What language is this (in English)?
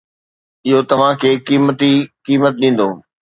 Sindhi